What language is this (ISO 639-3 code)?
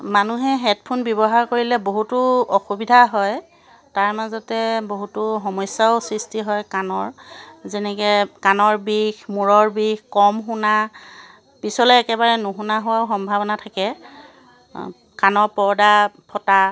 asm